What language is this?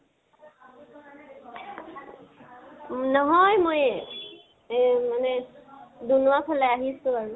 Assamese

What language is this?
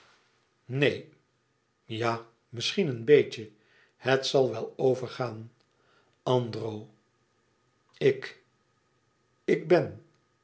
Dutch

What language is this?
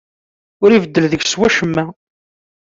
Kabyle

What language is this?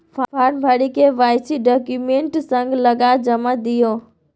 Maithili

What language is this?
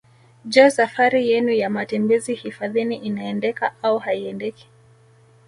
Swahili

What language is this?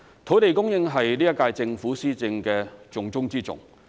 Cantonese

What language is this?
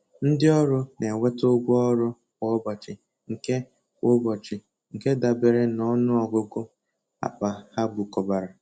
Igbo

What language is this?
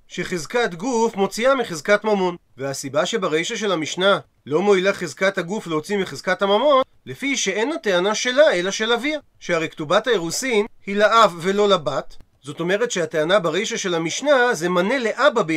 Hebrew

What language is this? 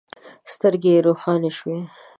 Pashto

